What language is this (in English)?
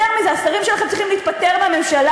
Hebrew